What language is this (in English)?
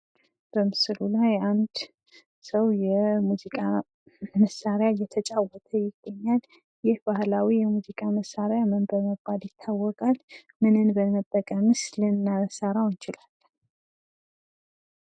Amharic